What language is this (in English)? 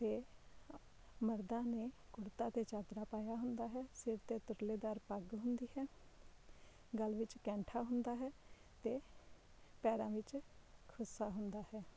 Punjabi